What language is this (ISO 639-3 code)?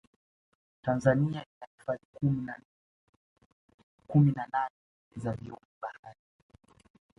swa